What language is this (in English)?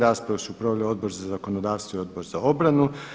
Croatian